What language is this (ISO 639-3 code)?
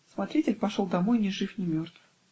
rus